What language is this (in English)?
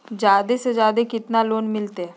Magahi